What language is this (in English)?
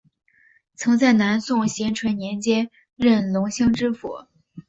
Chinese